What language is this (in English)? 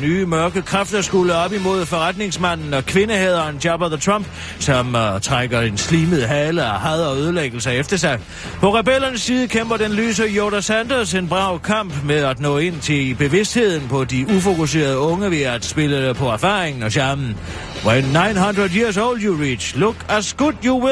Danish